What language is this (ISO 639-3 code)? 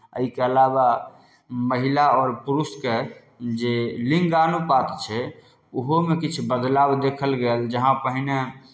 mai